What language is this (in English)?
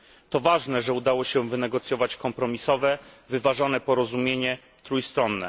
Polish